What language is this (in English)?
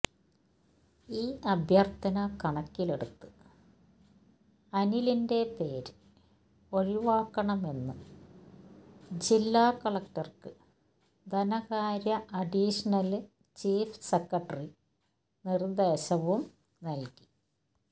Malayalam